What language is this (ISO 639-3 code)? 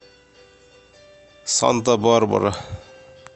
rus